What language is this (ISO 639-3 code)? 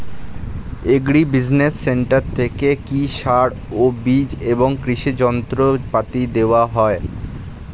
ben